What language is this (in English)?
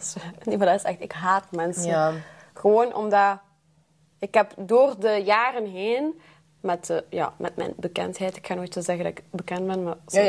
Dutch